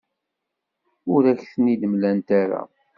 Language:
Kabyle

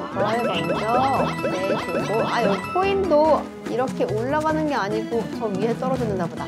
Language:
Korean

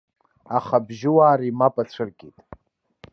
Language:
Abkhazian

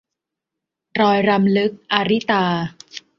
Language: Thai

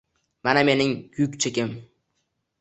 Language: Uzbek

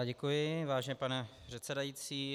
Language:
Czech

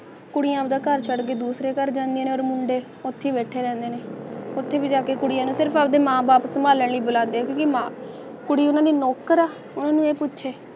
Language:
Punjabi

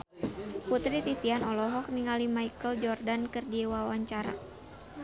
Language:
Sundanese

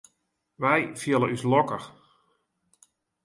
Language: Western Frisian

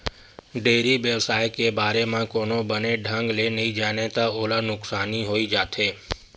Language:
Chhattisgarhi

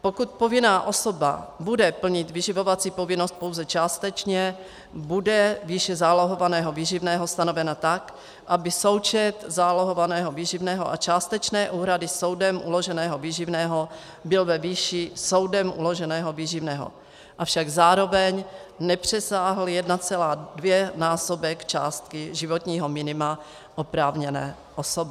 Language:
Czech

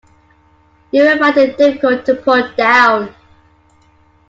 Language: English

